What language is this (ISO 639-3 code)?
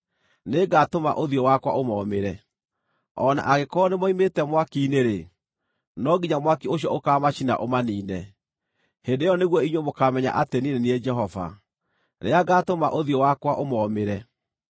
kik